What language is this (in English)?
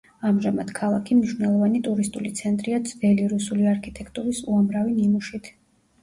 Georgian